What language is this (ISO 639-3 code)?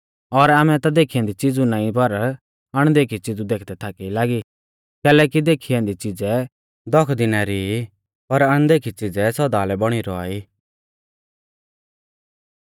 bfz